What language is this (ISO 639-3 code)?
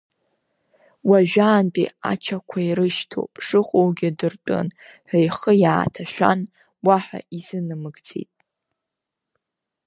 abk